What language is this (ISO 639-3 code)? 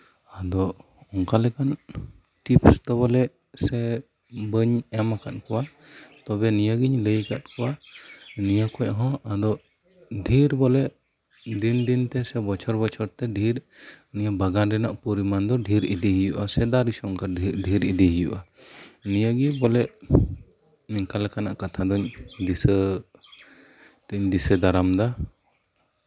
sat